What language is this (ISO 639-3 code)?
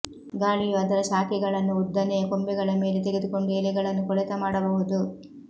kan